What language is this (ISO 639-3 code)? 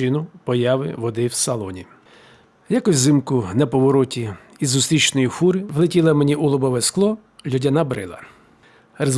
ukr